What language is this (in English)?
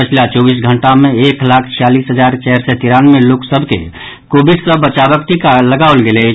Maithili